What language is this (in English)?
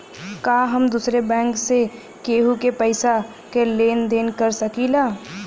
Bhojpuri